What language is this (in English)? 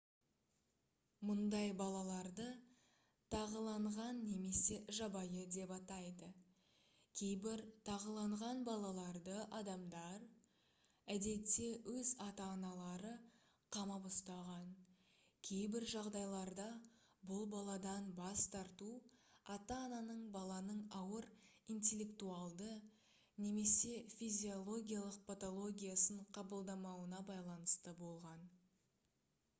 Kazakh